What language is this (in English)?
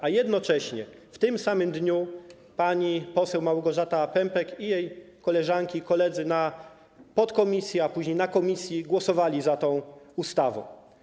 Polish